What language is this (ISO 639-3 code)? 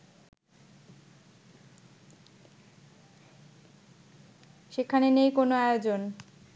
ben